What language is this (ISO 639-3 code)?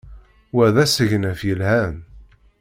kab